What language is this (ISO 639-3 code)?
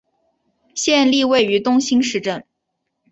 zho